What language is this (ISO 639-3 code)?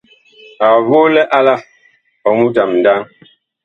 bkh